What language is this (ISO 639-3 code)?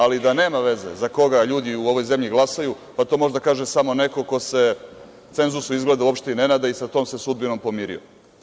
srp